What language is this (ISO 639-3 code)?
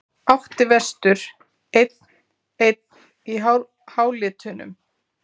isl